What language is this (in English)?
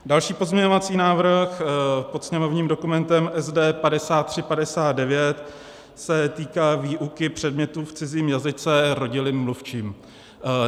Czech